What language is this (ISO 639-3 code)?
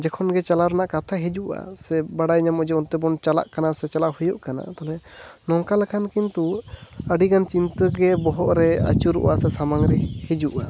sat